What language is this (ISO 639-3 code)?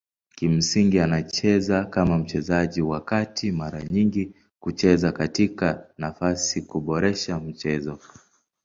swa